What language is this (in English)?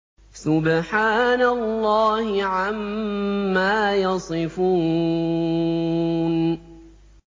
Arabic